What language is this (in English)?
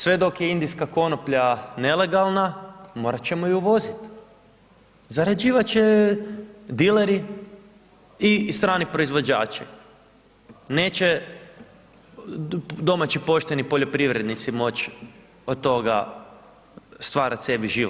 Croatian